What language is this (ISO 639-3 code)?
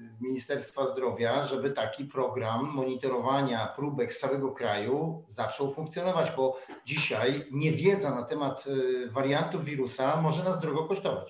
pol